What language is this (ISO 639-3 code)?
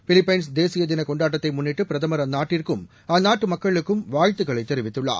tam